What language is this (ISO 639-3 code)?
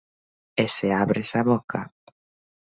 glg